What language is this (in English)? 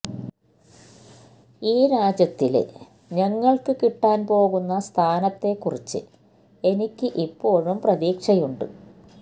Malayalam